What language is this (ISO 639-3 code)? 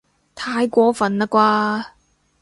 yue